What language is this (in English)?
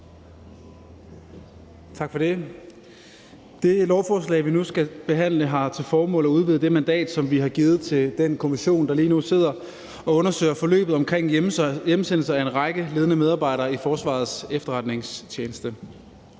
Danish